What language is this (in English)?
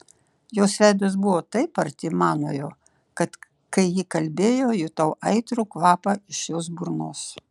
Lithuanian